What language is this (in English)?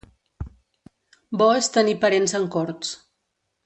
Catalan